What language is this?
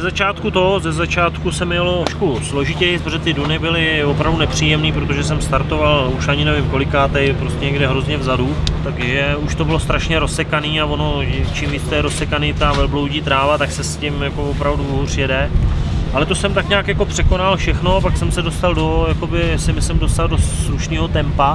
Czech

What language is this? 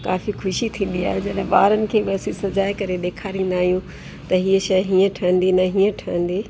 Sindhi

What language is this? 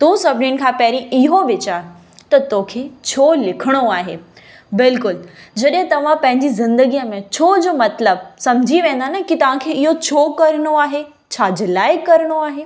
Sindhi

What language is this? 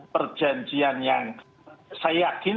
Indonesian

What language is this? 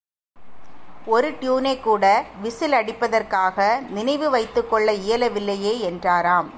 Tamil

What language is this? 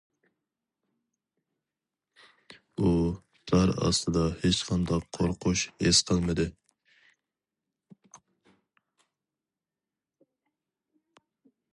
Uyghur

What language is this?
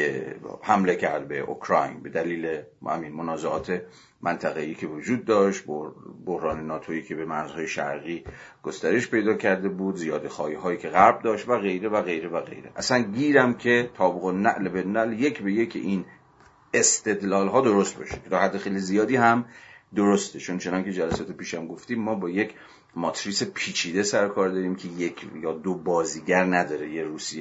Persian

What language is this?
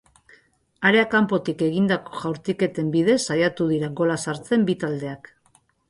Basque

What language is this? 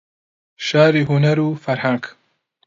Central Kurdish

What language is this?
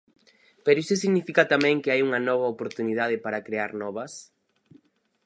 Galician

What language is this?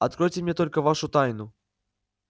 Russian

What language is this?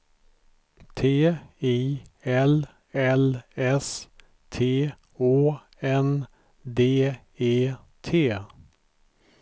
Swedish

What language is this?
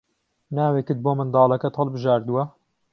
Central Kurdish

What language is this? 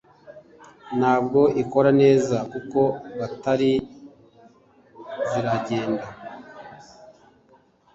Kinyarwanda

